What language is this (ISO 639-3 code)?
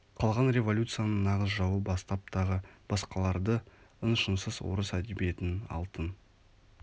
kaz